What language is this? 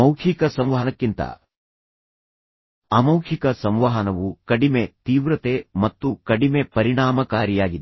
Kannada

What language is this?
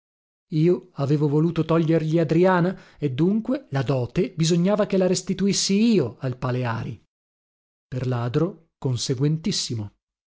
Italian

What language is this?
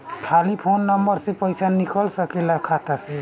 Bhojpuri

